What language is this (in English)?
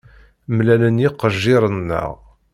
Kabyle